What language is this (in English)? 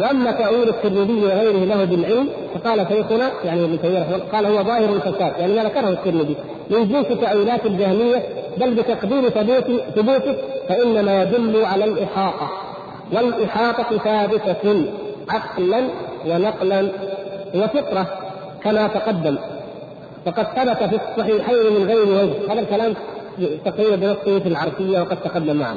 Arabic